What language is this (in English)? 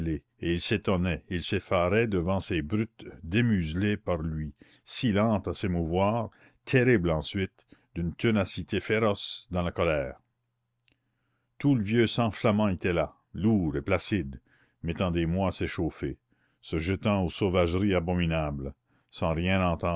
French